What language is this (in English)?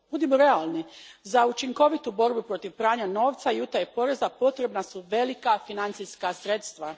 Croatian